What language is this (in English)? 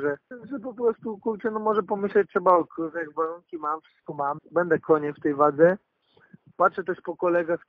Polish